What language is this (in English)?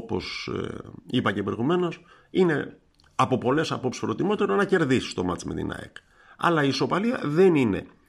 Greek